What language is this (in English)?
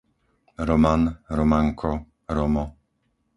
Slovak